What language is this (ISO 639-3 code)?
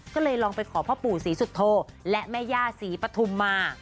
tha